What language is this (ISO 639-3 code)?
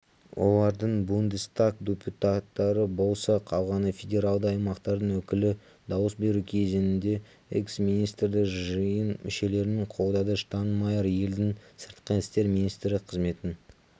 kaz